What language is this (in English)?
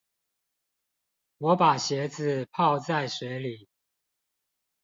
Chinese